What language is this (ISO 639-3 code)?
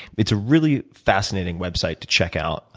eng